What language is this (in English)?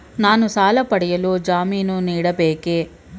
Kannada